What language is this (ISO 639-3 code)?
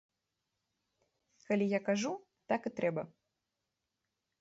bel